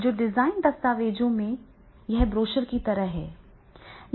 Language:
Hindi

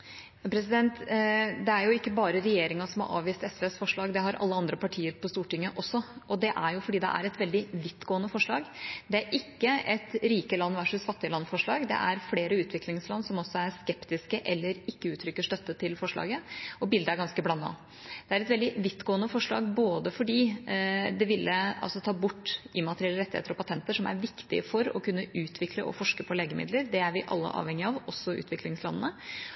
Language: Norwegian Bokmål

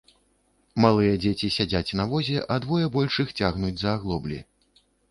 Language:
Belarusian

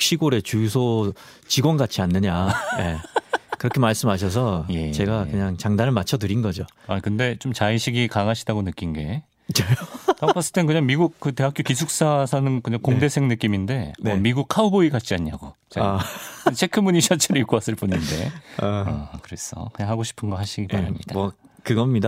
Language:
Korean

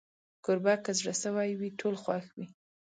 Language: Pashto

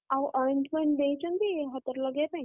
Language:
Odia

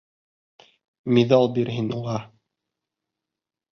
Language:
Bashkir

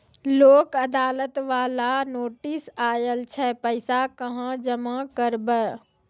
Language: Maithili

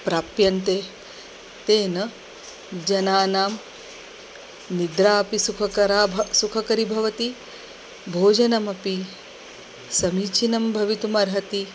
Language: Sanskrit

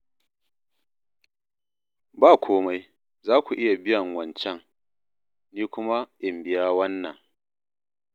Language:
Hausa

